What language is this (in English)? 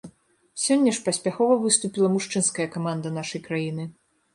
Belarusian